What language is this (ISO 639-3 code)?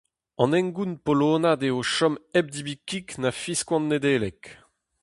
bre